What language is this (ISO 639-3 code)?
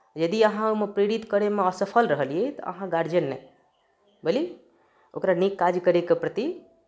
mai